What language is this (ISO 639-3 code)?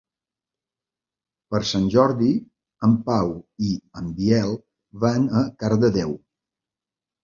cat